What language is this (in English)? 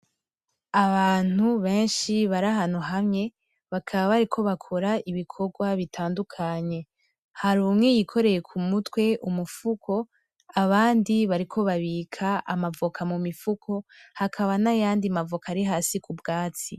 Rundi